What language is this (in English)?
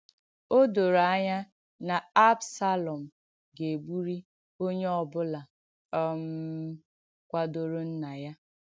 Igbo